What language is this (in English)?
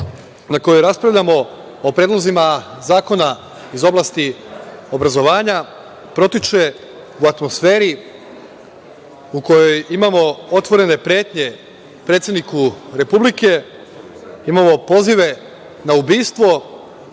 Serbian